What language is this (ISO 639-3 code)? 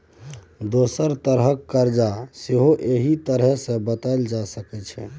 mai